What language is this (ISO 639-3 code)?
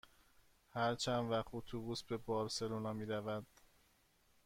fas